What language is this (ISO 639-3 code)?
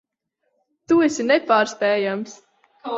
lav